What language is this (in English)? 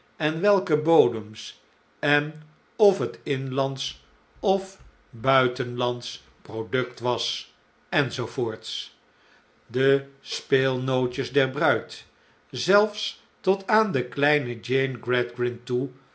Dutch